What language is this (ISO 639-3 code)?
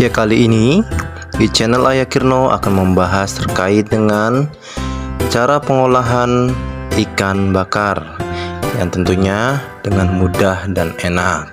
ind